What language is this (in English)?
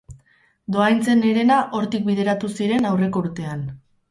Basque